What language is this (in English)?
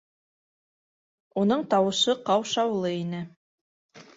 Bashkir